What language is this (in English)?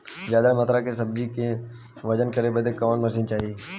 Bhojpuri